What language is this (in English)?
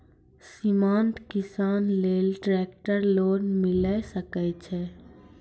Maithili